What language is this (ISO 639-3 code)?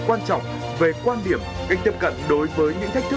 vie